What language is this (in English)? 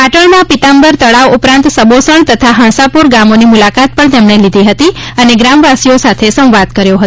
Gujarati